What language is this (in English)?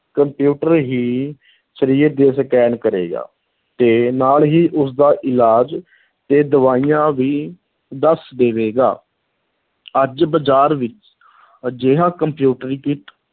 Punjabi